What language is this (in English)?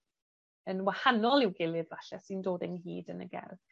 Welsh